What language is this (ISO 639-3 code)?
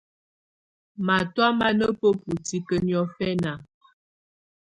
tvu